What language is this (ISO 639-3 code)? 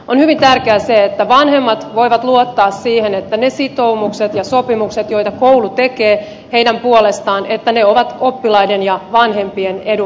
fin